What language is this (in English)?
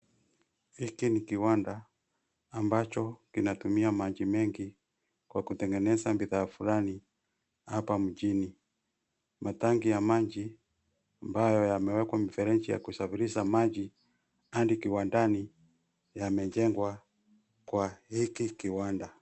Swahili